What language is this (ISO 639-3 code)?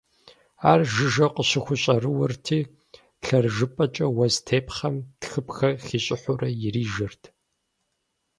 kbd